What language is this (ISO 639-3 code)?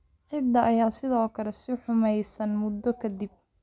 som